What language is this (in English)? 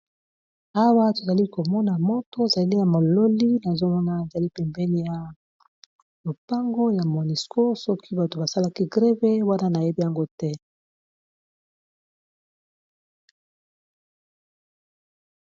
Lingala